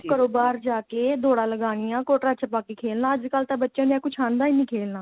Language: Punjabi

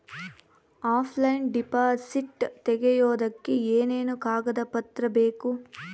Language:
Kannada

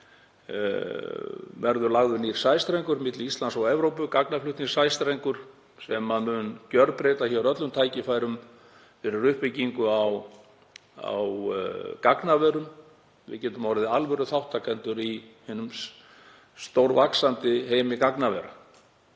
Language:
Icelandic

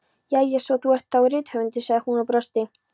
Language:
Icelandic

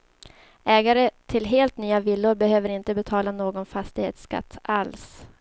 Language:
Swedish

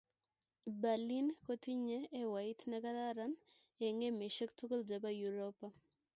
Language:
Kalenjin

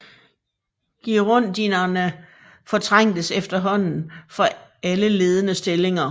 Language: Danish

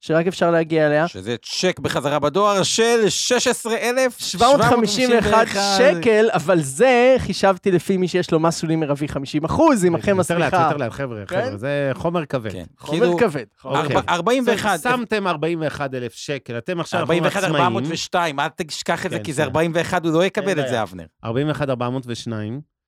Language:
Hebrew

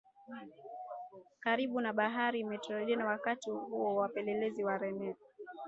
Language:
Swahili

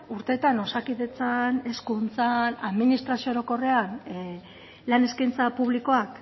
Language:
Basque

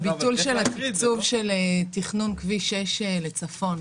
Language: Hebrew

